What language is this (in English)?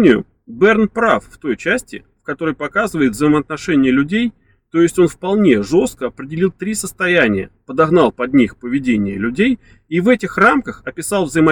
Russian